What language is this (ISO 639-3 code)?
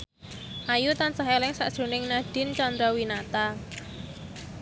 jav